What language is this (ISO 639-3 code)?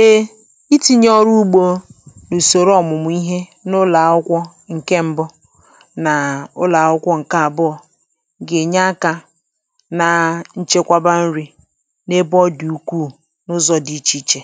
ibo